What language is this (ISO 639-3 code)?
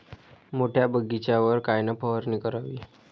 mar